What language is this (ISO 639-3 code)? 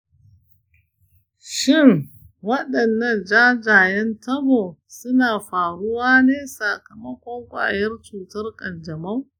hau